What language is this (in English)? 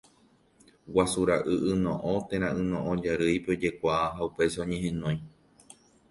Guarani